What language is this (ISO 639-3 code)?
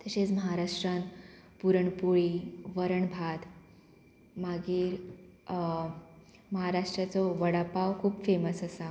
kok